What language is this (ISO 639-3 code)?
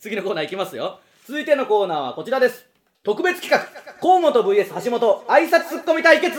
jpn